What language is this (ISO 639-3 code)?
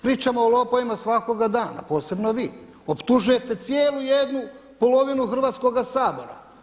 hrv